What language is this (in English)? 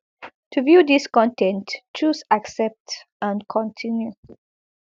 Nigerian Pidgin